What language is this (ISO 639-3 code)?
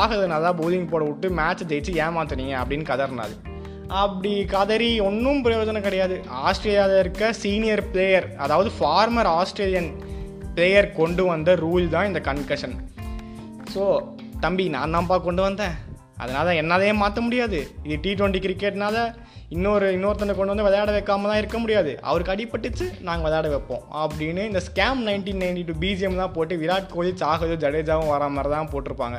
tam